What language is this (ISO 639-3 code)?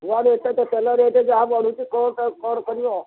ori